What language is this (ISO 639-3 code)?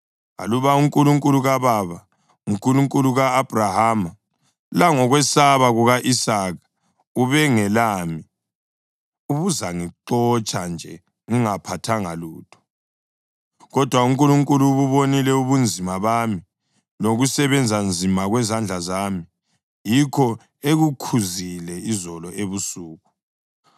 nde